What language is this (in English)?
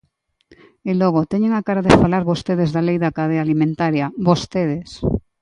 Galician